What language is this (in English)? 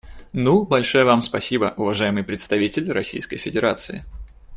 Russian